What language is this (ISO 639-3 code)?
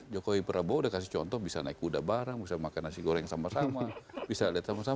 ind